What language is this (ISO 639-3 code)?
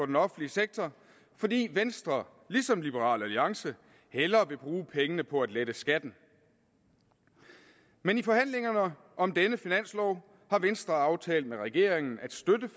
dan